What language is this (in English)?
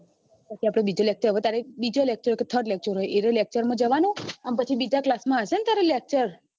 Gujarati